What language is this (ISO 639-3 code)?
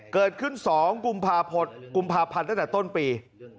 tha